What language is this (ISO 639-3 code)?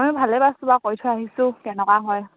asm